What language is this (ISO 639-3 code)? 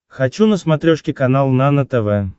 rus